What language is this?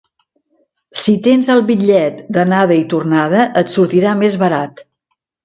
Catalan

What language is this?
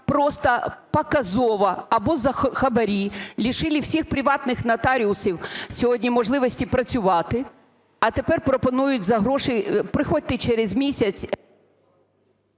Ukrainian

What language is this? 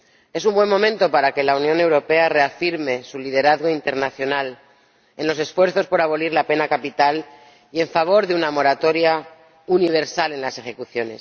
Spanish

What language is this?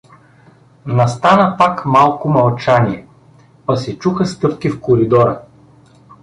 Bulgarian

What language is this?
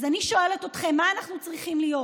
Hebrew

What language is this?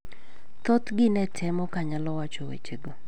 Luo (Kenya and Tanzania)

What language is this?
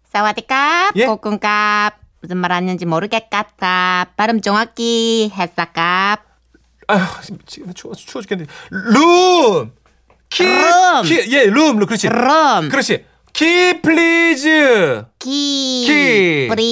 Korean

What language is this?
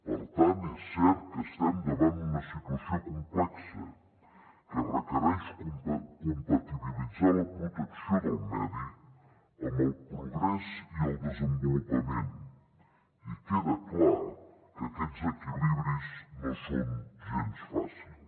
Catalan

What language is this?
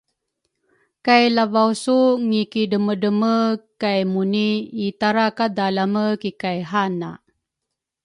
Rukai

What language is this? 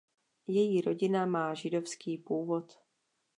Czech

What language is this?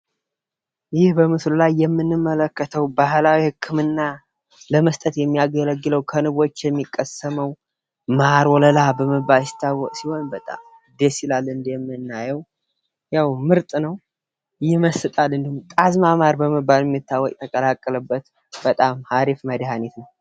Amharic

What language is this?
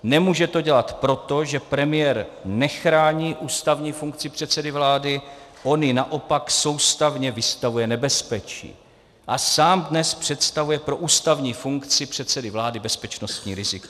Czech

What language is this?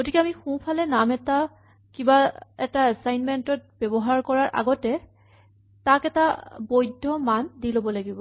Assamese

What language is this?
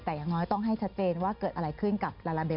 Thai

